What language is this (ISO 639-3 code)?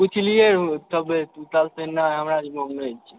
mai